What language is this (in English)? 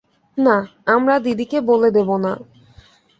Bangla